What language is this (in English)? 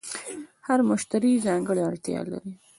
Pashto